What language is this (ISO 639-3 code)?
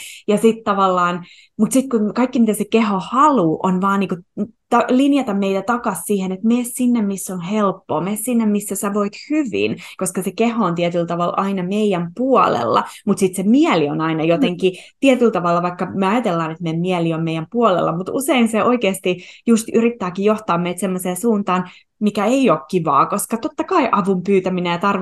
fin